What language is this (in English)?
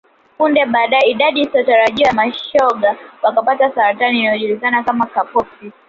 Swahili